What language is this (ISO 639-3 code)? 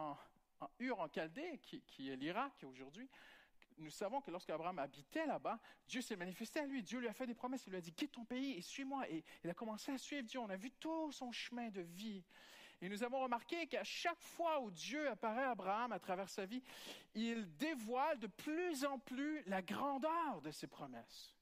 fra